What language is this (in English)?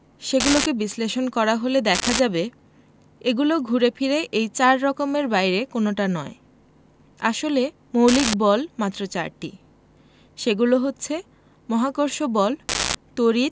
Bangla